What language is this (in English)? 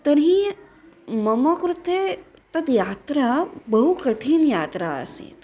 Sanskrit